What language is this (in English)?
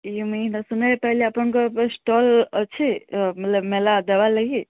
Odia